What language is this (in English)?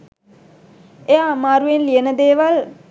Sinhala